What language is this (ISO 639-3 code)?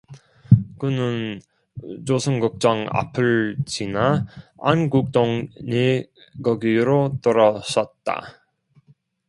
kor